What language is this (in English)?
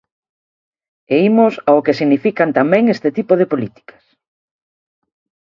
Galician